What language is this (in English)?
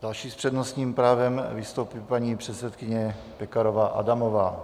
Czech